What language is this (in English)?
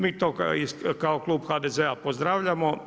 Croatian